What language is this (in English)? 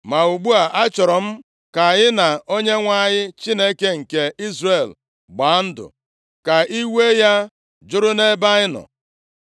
Igbo